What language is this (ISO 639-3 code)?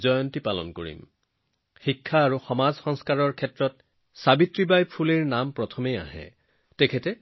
asm